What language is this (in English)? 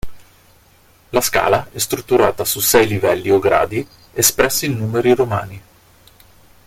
Italian